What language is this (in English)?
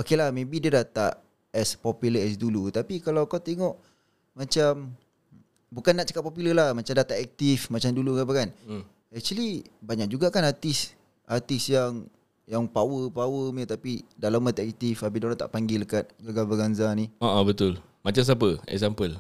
Malay